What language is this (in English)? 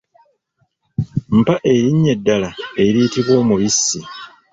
Ganda